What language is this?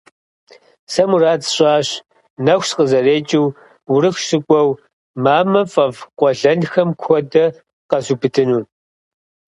Kabardian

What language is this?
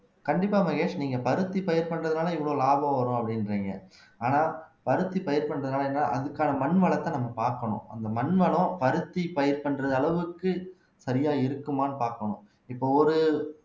Tamil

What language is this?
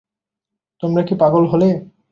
Bangla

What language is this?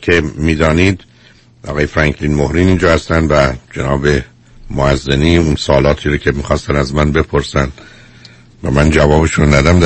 Persian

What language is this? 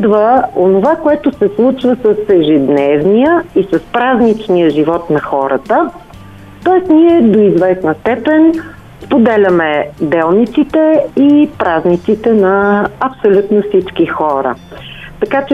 Bulgarian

